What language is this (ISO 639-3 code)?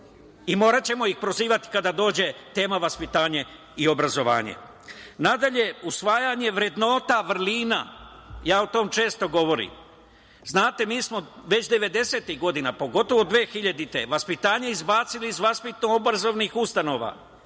srp